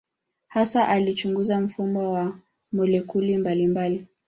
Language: Swahili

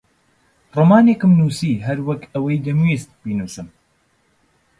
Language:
Central Kurdish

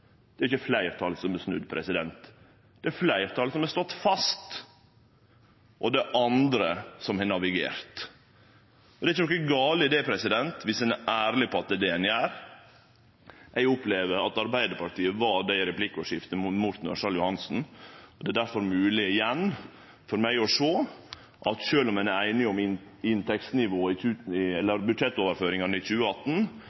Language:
Norwegian Nynorsk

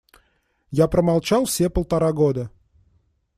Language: Russian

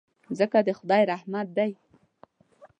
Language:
Pashto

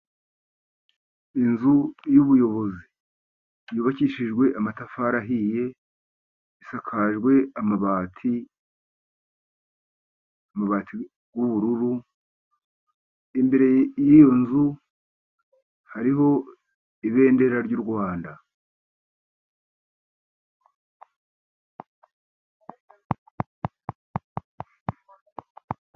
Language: Kinyarwanda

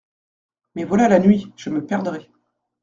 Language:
French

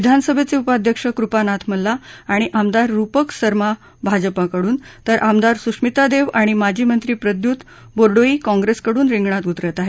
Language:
Marathi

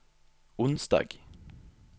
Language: Norwegian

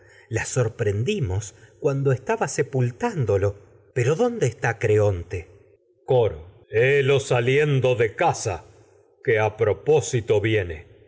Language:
Spanish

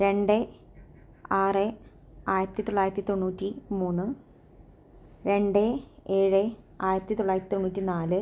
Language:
Malayalam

